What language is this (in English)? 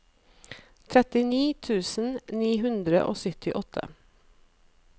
Norwegian